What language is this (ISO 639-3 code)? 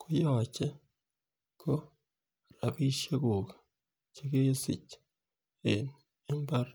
kln